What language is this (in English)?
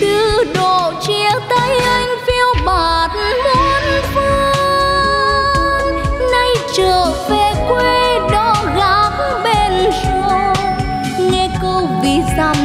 Vietnamese